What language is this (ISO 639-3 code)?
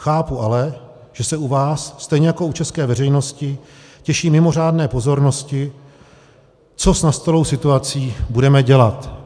ces